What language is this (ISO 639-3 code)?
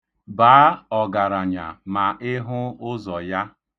ibo